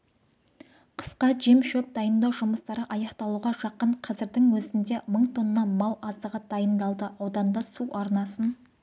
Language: Kazakh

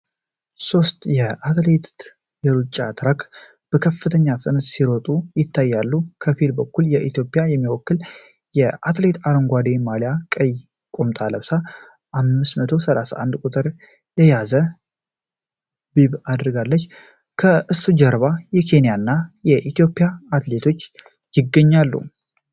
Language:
Amharic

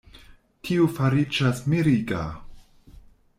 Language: Esperanto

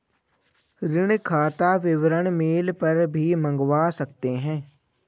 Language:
Hindi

